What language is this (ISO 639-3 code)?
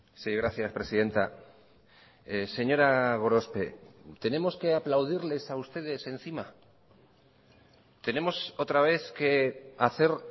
spa